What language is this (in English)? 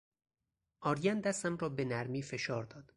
Persian